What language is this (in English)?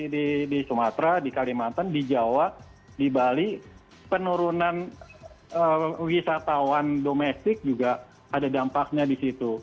Indonesian